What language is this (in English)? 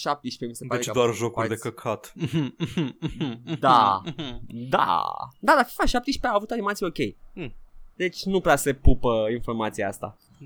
Romanian